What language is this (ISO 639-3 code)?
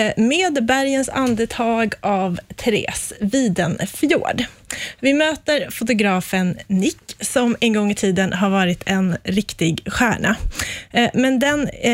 swe